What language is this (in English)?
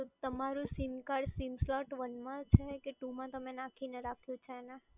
Gujarati